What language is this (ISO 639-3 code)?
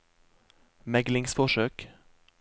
nor